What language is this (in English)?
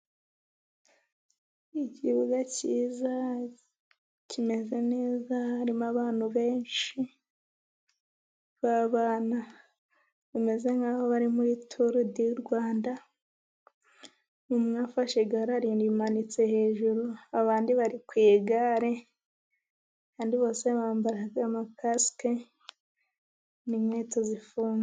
Kinyarwanda